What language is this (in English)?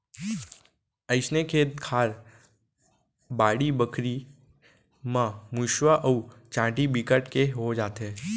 Chhattisgarhi